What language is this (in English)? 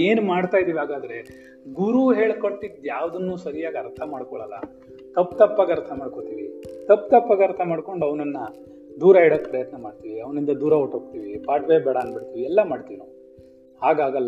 Kannada